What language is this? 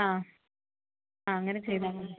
Malayalam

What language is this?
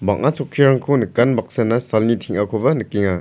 Garo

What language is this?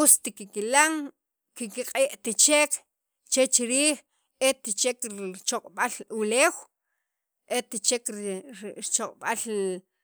Sacapulteco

